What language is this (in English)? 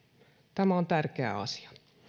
Finnish